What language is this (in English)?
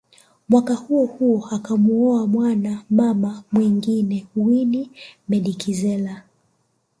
Swahili